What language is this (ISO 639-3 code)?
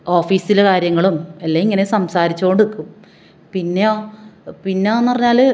mal